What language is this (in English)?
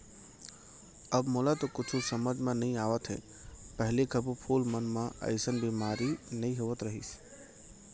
Chhattisgarhi